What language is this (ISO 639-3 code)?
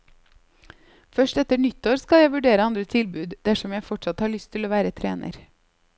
nor